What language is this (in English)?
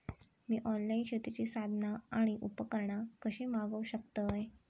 Marathi